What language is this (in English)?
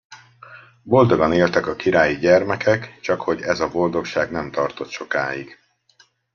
Hungarian